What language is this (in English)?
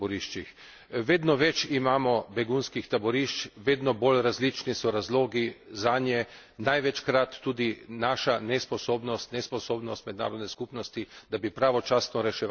Slovenian